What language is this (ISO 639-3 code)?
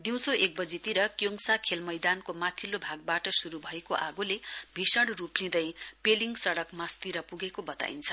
nep